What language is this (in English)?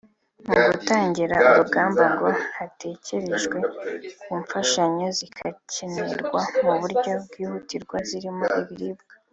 Kinyarwanda